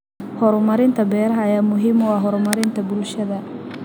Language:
Somali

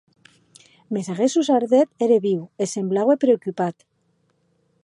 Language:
Occitan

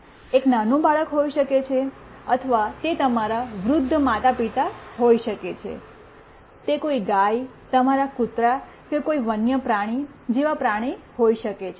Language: Gujarati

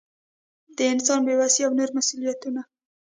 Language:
Pashto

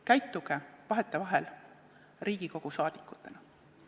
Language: Estonian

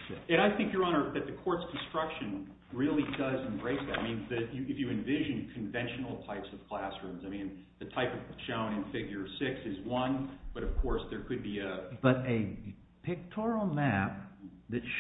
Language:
English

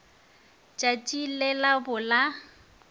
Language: Northern Sotho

